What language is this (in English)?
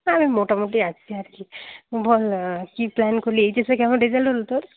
Bangla